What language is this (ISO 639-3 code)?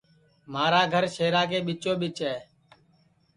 ssi